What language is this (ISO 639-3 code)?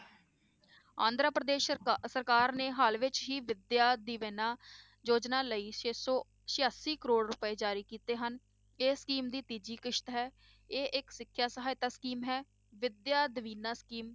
pan